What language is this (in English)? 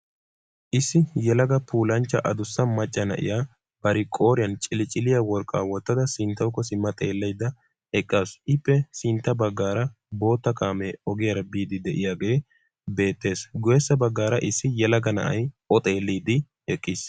Wolaytta